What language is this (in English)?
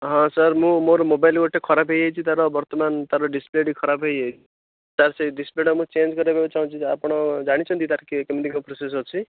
Odia